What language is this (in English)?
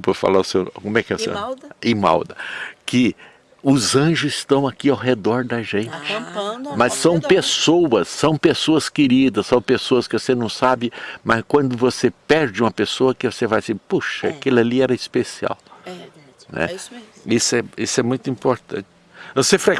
Portuguese